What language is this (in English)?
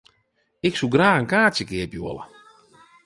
Western Frisian